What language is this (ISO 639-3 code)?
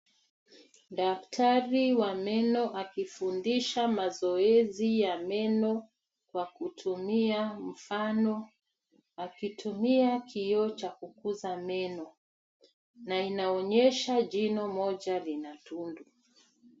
swa